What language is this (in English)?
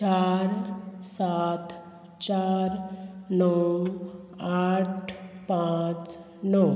Konkani